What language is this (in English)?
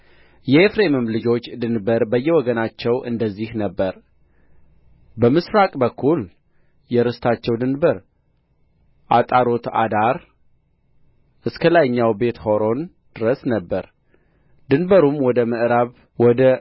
Amharic